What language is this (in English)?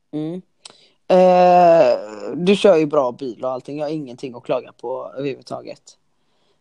Swedish